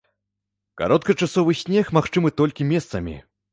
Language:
Belarusian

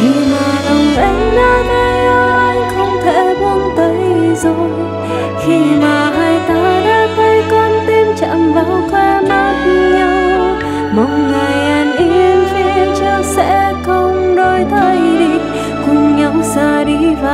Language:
Vietnamese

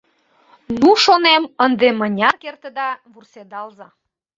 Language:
Mari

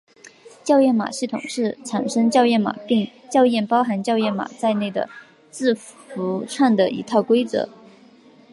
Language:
Chinese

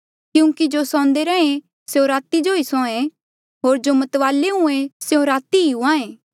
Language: Mandeali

